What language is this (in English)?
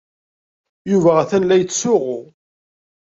Kabyle